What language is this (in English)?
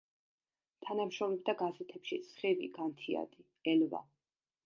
Georgian